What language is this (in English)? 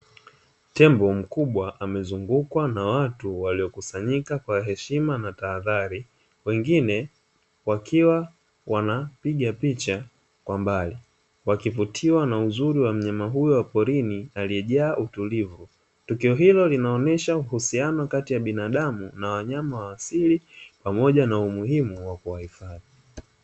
Swahili